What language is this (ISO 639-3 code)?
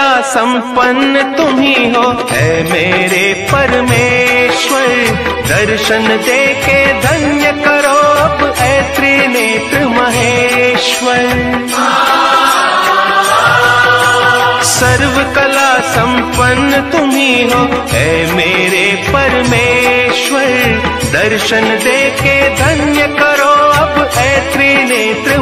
hin